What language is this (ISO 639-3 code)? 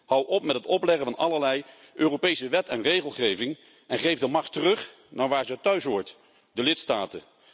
nld